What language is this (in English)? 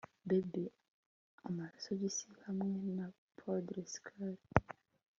Kinyarwanda